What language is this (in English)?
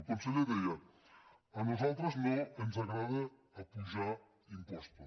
Catalan